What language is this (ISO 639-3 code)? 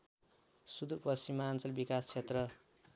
nep